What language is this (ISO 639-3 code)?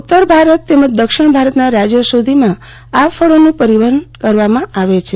guj